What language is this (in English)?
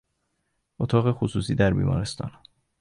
Persian